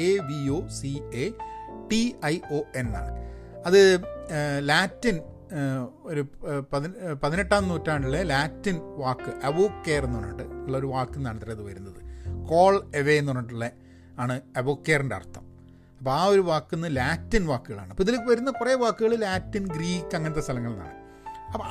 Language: Malayalam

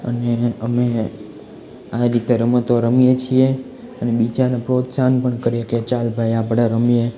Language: Gujarati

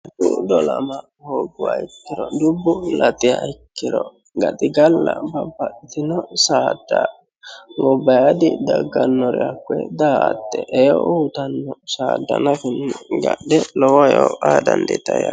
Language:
Sidamo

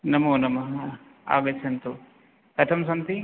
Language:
Sanskrit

